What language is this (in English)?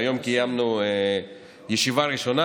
Hebrew